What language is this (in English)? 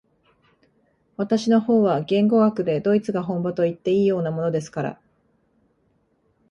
Japanese